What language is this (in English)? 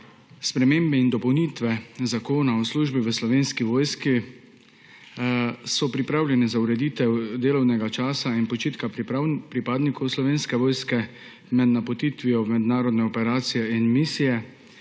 Slovenian